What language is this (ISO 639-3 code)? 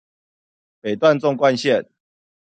zho